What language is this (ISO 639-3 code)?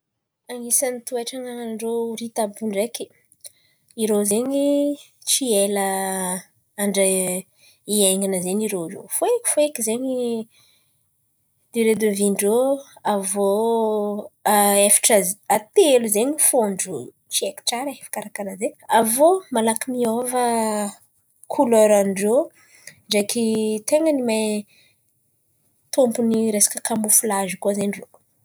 xmv